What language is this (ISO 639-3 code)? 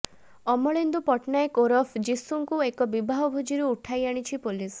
ori